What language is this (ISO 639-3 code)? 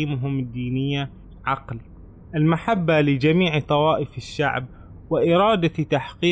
ara